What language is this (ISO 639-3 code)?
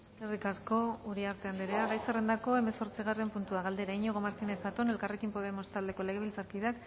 eus